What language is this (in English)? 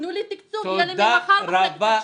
Hebrew